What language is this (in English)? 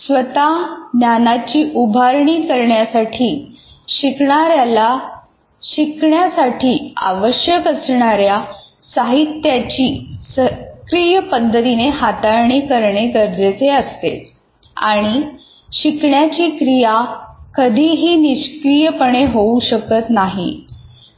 Marathi